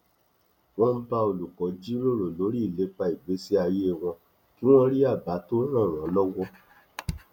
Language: Yoruba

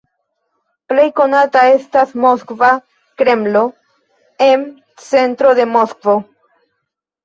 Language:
Esperanto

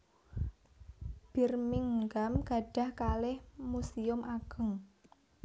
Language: Javanese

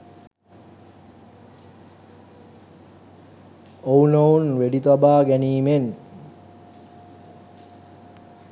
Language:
Sinhala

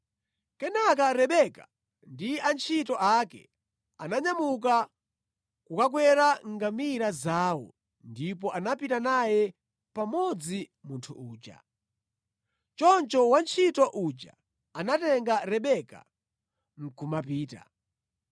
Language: Nyanja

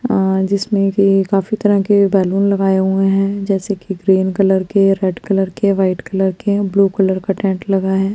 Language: Hindi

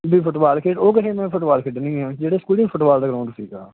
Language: Punjabi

